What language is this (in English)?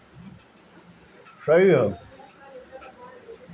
Bhojpuri